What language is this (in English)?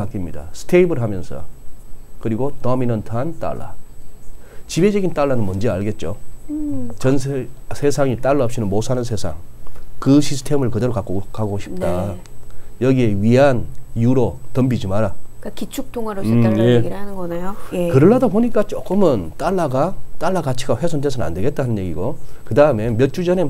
Korean